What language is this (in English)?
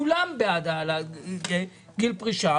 Hebrew